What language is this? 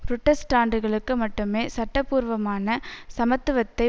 Tamil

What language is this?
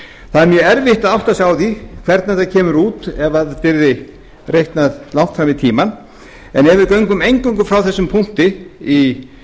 Icelandic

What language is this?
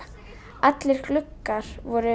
Icelandic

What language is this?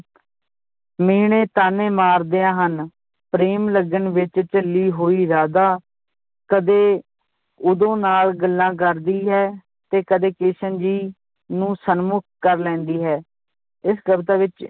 Punjabi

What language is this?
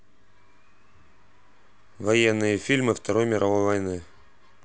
Russian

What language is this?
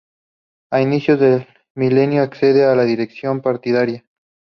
Spanish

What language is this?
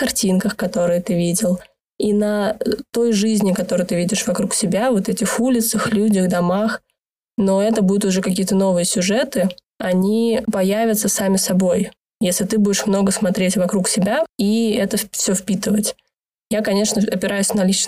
Russian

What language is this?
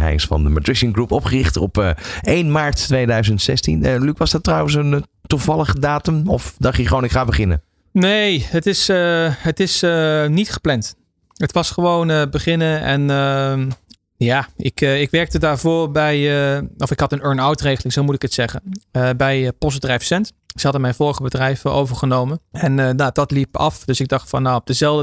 Dutch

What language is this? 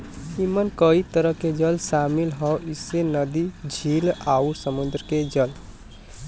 Bhojpuri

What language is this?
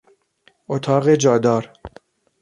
Persian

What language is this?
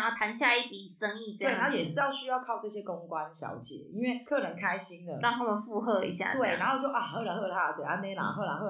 Chinese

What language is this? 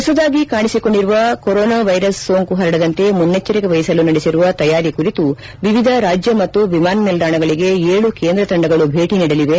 Kannada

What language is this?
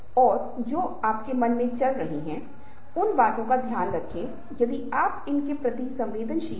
Hindi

